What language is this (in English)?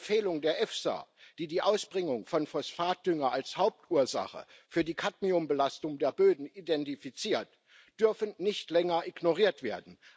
German